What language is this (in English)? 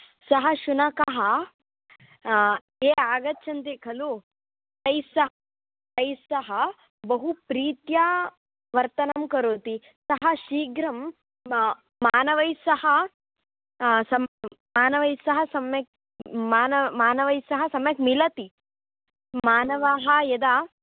Sanskrit